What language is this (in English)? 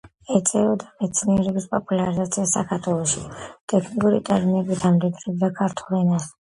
Georgian